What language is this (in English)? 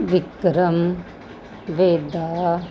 Punjabi